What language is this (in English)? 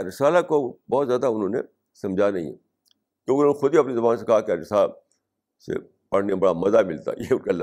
Urdu